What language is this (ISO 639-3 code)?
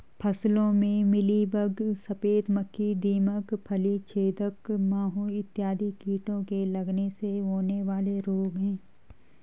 hin